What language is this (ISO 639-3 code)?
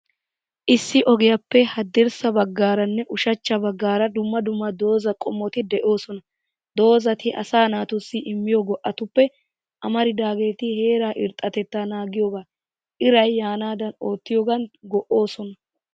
wal